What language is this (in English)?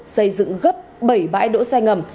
Vietnamese